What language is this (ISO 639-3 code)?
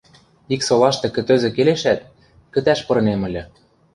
mrj